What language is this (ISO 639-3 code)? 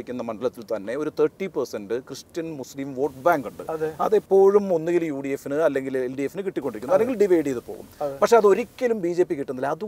mal